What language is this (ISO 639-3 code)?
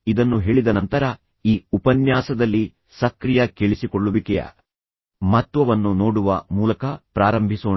kan